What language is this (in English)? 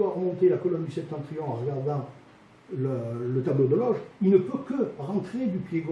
French